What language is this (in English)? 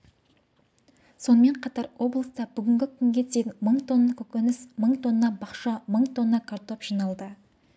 Kazakh